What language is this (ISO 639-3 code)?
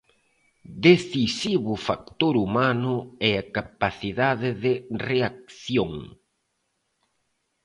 glg